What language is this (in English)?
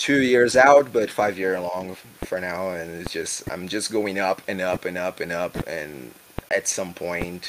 English